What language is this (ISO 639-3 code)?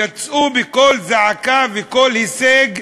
heb